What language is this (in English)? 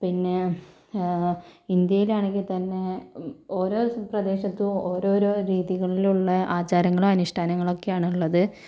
Malayalam